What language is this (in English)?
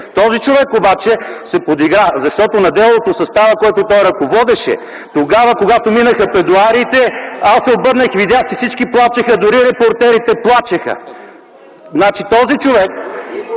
Bulgarian